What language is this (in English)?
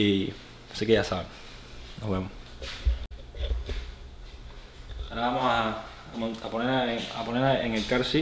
Spanish